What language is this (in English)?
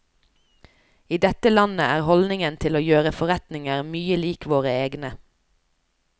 Norwegian